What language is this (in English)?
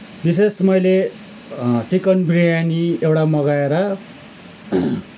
Nepali